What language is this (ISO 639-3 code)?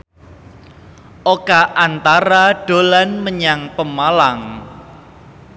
jav